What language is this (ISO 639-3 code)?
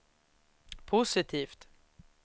swe